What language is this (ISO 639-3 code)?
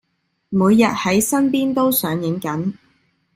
yue